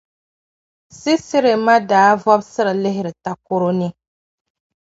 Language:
Dagbani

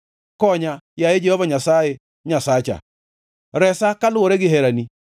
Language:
Luo (Kenya and Tanzania)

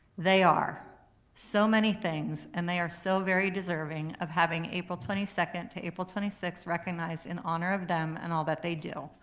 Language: English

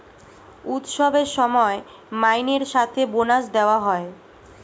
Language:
Bangla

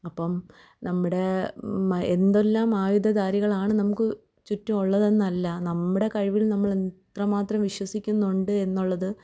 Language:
Malayalam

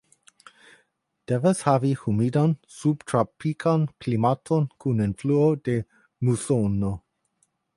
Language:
Esperanto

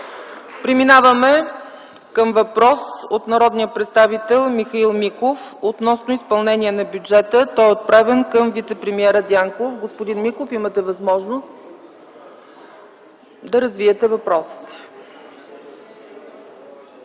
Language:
Bulgarian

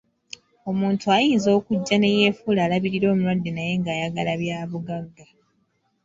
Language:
Ganda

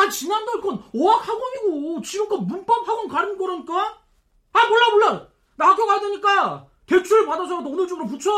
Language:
Korean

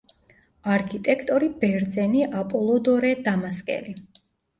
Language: Georgian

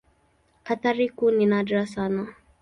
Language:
Swahili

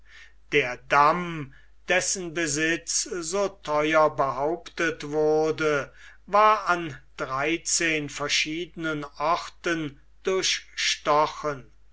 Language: German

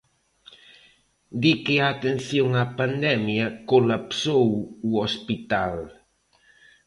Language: Galician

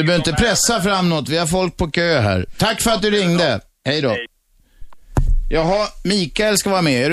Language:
Swedish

